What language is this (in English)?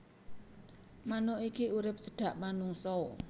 Javanese